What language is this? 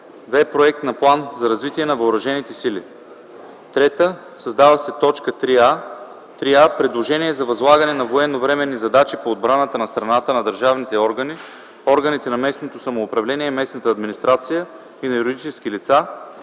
Bulgarian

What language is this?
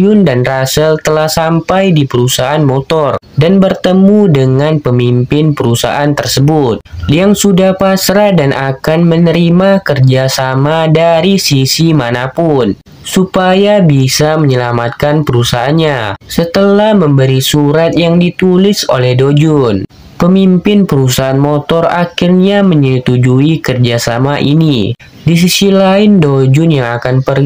Indonesian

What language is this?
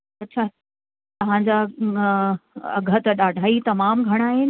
Sindhi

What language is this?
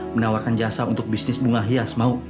Indonesian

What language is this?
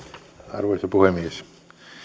Finnish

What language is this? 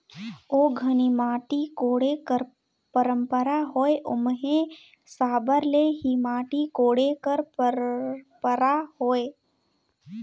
Chhattisgarhi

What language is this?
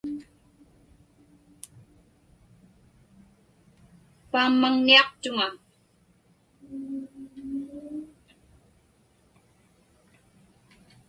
Inupiaq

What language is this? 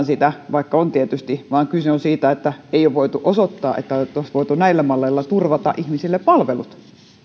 Finnish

